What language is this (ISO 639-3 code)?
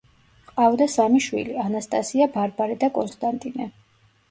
kat